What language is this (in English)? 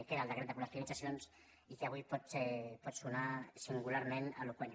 Catalan